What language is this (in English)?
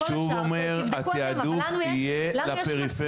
Hebrew